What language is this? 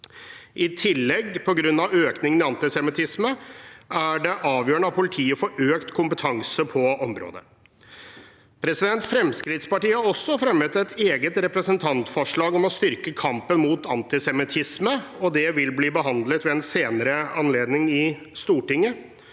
Norwegian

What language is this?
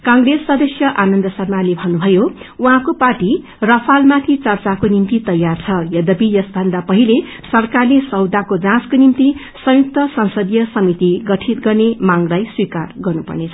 Nepali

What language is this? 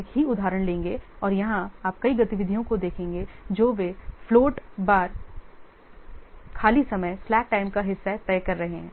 Hindi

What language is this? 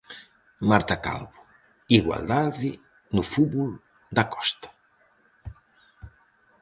Galician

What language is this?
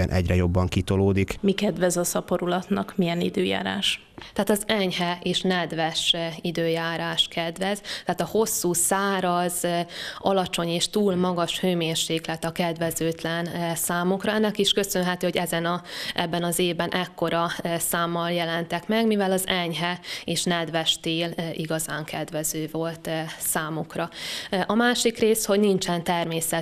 Hungarian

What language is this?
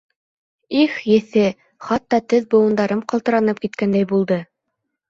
Bashkir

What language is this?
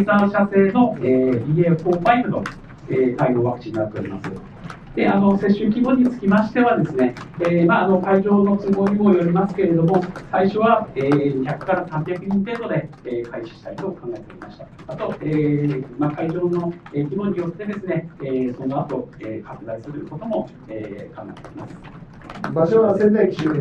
Japanese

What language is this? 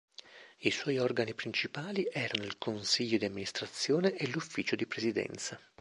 Italian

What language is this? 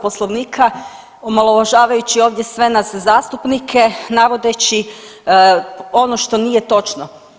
Croatian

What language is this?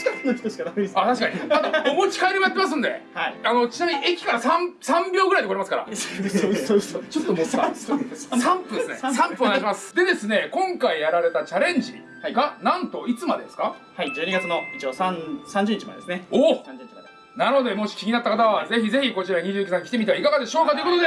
Japanese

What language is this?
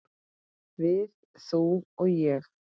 Icelandic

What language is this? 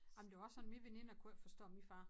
Danish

